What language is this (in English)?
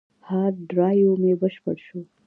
Pashto